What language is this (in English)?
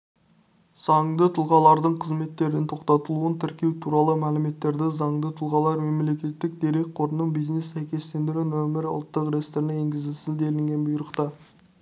Kazakh